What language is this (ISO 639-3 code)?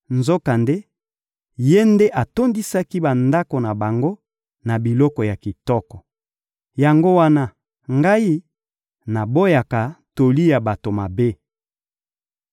lin